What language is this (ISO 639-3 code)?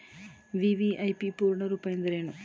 kan